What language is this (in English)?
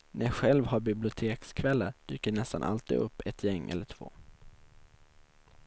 Swedish